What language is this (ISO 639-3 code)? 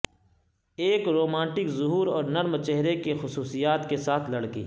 urd